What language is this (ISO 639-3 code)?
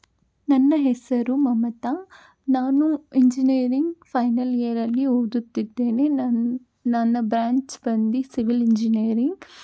kan